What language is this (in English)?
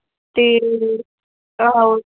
Dogri